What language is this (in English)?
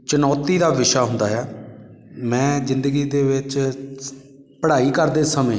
Punjabi